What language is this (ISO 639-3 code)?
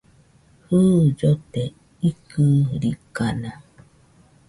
hux